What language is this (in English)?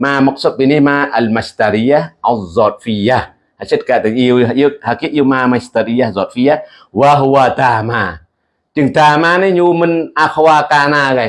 Indonesian